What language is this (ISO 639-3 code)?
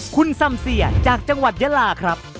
tha